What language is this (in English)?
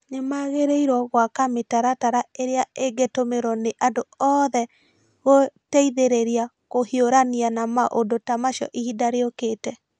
Kikuyu